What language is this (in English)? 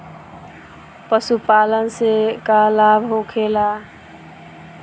Bhojpuri